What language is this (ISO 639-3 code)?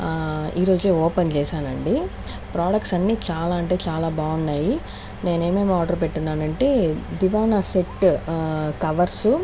tel